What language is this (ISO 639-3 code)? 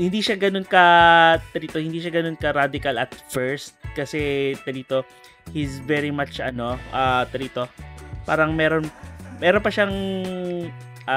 fil